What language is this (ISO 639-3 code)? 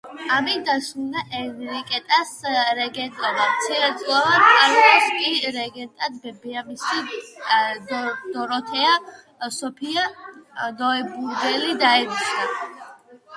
kat